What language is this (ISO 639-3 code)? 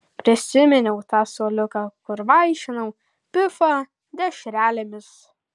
lit